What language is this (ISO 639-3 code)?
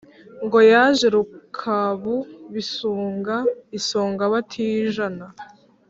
kin